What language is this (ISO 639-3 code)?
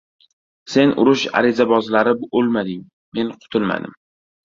uzb